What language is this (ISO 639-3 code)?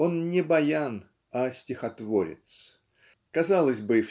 rus